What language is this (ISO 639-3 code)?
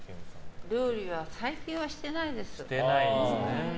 jpn